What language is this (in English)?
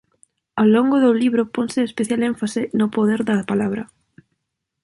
Galician